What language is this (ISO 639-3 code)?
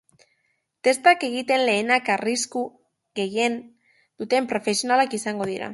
eus